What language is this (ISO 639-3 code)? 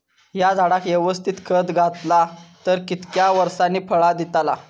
mar